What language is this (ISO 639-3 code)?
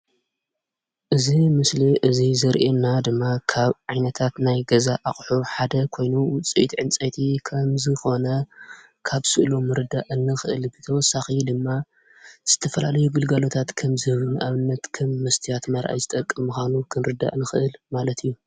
tir